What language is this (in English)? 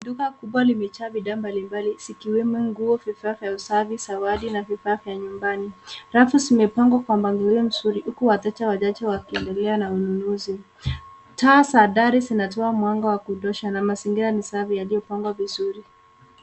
Swahili